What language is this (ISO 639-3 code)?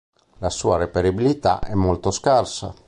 ita